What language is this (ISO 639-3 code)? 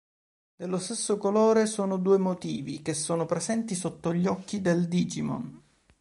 ita